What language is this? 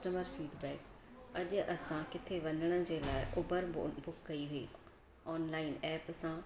Sindhi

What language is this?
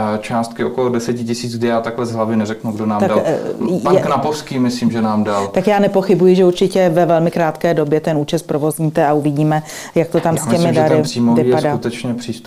Czech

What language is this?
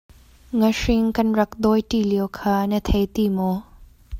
Hakha Chin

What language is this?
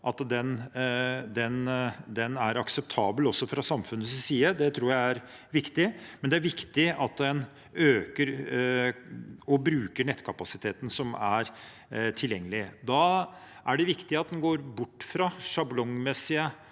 Norwegian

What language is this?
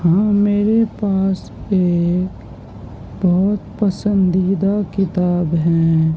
Urdu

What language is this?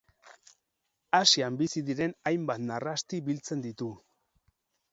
Basque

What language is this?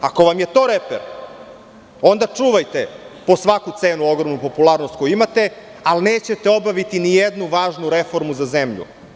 Serbian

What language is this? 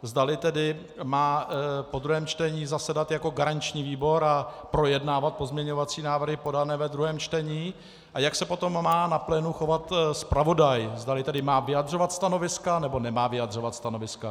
Czech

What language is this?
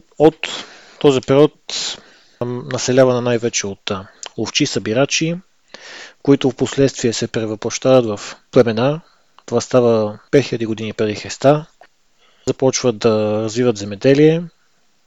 Bulgarian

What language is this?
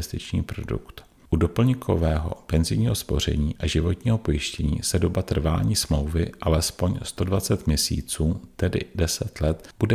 Czech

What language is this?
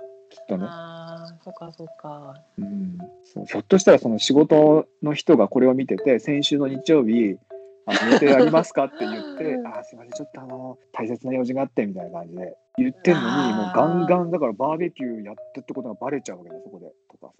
Japanese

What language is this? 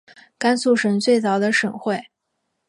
Chinese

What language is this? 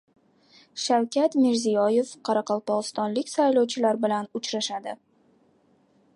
Uzbek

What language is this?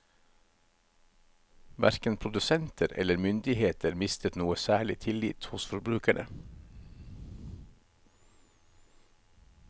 Norwegian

